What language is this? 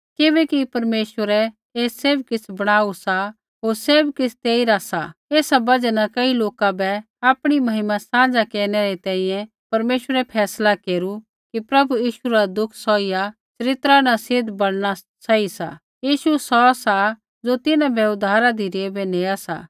Kullu Pahari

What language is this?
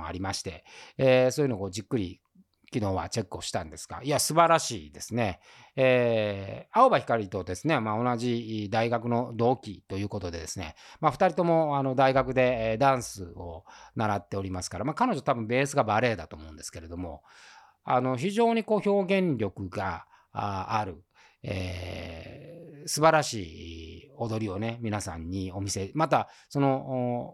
Japanese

